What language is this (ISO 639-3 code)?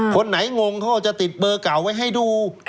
tha